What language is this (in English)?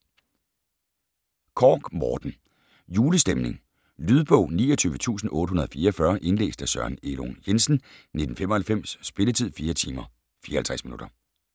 Danish